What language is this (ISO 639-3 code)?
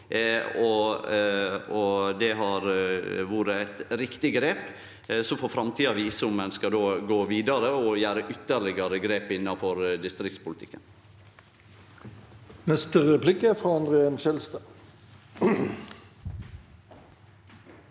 nor